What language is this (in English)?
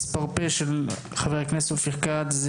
Hebrew